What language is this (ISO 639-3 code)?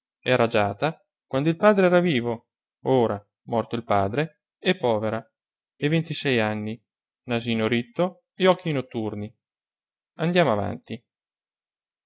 ita